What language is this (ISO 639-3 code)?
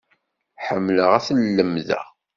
kab